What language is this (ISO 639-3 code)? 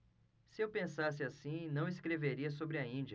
por